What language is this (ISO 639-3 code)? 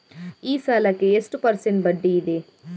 kan